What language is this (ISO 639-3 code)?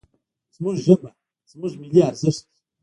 pus